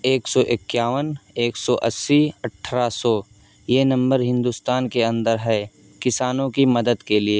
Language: Urdu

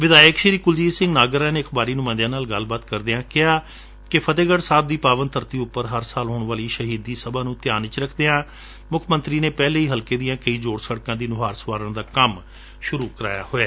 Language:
Punjabi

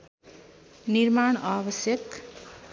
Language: Nepali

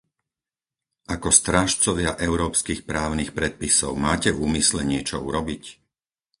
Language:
Slovak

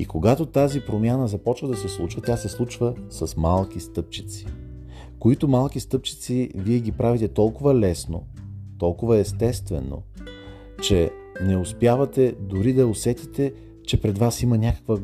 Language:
Bulgarian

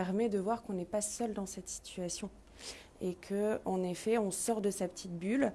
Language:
French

